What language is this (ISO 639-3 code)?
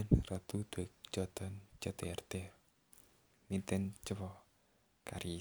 kln